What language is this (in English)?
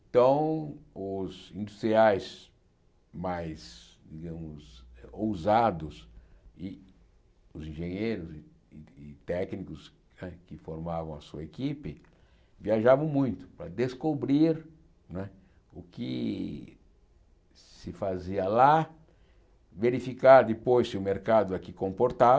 Portuguese